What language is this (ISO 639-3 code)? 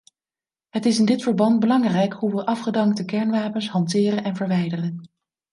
nld